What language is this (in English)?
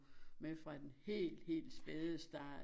Danish